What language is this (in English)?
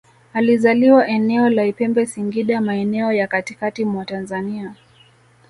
Swahili